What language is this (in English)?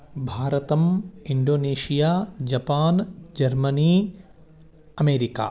Sanskrit